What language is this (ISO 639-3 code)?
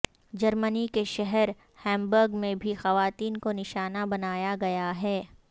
urd